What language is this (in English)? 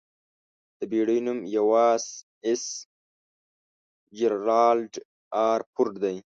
Pashto